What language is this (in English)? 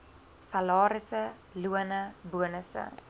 Afrikaans